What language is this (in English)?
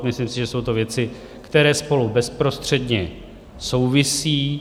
Czech